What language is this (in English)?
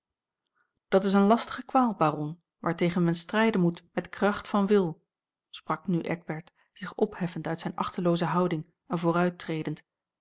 Dutch